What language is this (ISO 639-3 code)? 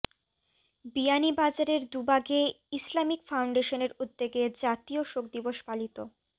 ben